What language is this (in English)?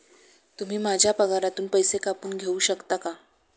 Marathi